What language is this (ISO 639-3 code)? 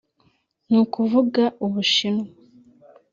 kin